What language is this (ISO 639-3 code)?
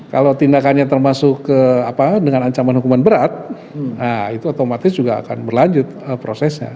ind